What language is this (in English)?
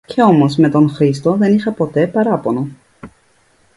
Greek